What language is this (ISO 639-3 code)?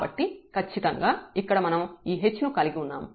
tel